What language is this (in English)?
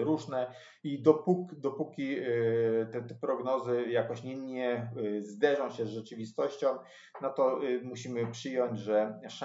Polish